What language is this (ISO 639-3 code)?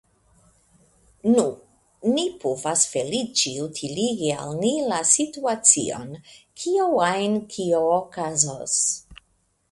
epo